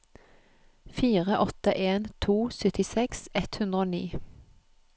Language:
Norwegian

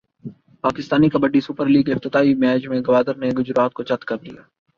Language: Urdu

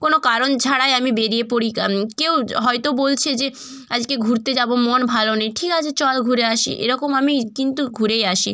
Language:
Bangla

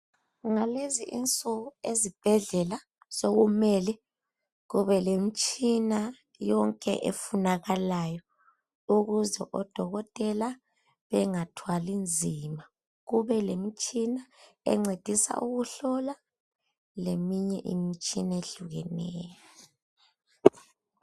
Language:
North Ndebele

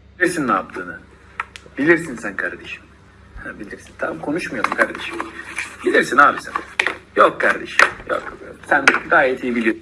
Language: Turkish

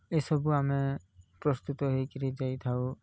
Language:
Odia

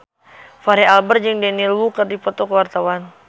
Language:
Sundanese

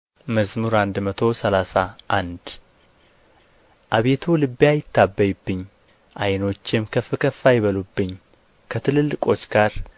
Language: Amharic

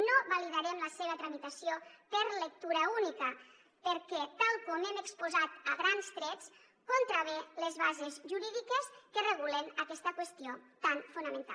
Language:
Catalan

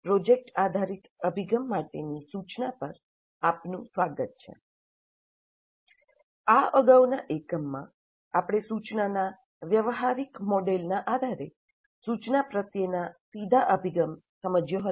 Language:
Gujarati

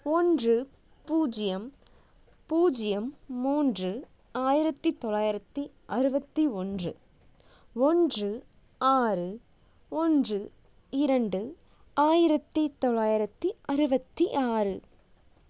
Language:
Tamil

